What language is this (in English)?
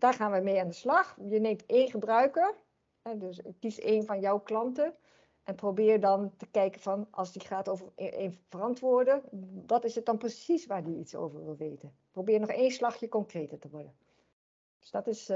Dutch